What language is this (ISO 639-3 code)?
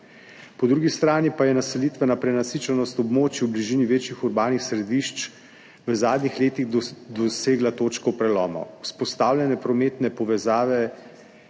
slv